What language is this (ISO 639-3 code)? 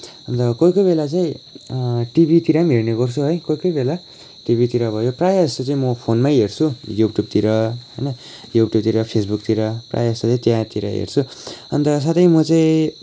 nep